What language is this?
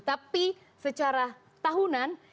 Indonesian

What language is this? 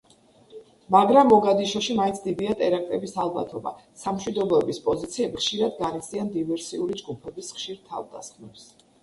Georgian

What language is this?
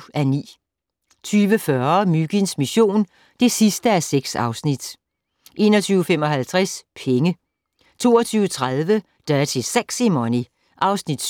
Danish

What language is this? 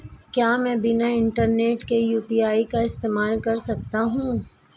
Hindi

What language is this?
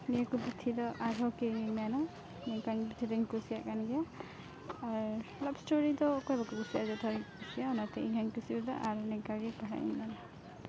Santali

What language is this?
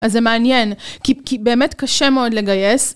Hebrew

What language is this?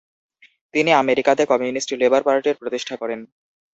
Bangla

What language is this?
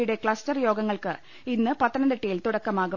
Malayalam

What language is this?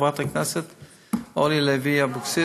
Hebrew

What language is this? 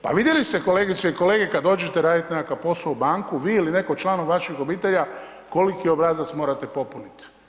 Croatian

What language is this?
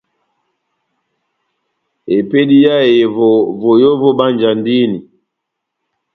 Batanga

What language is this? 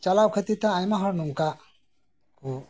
Santali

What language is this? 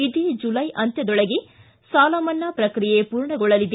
Kannada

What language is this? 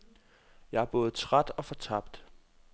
Danish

